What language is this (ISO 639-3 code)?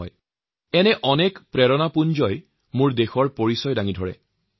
asm